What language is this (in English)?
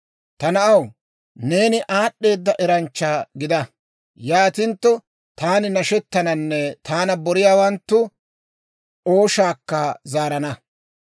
Dawro